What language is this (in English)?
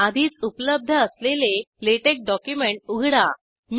Marathi